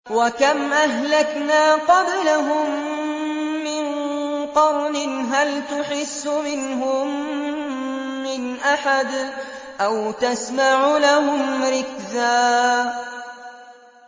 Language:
Arabic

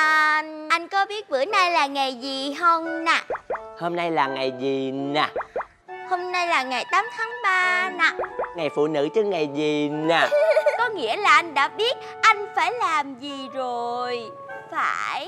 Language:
Vietnamese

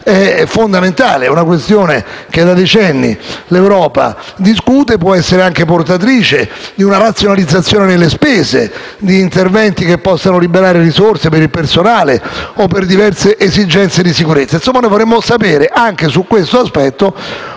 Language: Italian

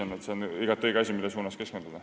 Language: Estonian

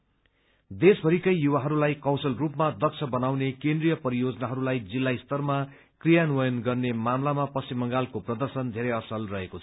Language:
Nepali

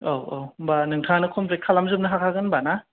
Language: Bodo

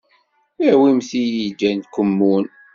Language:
Kabyle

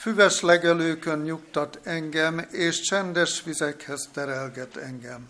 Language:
Hungarian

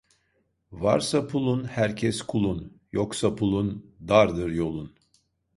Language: Turkish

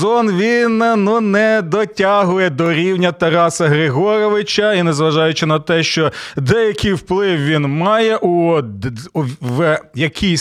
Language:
Ukrainian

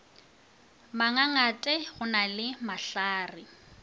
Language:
Northern Sotho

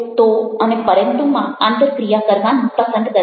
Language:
Gujarati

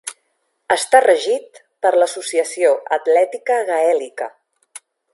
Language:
Catalan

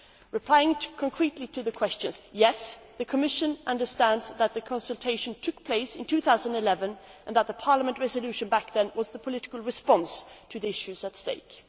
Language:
English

